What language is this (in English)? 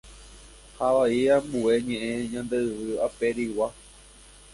Guarani